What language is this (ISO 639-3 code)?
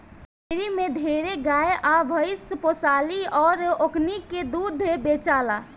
bho